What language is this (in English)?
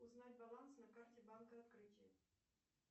Russian